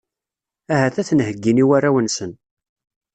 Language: Kabyle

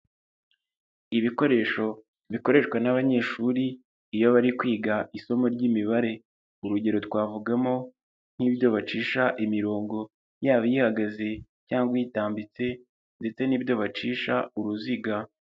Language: Kinyarwanda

